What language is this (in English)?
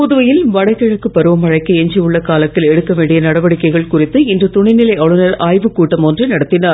Tamil